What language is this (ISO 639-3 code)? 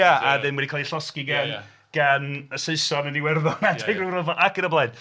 cym